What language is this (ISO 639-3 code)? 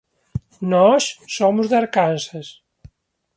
glg